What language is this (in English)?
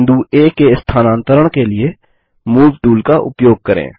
Hindi